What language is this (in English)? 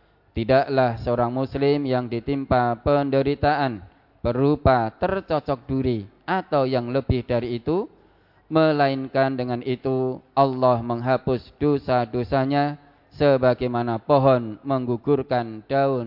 Indonesian